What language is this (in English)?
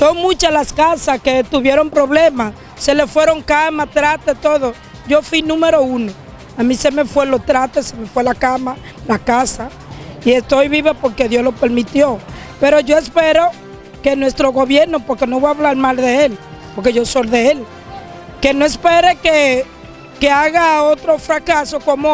Spanish